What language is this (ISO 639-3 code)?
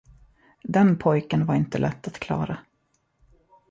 swe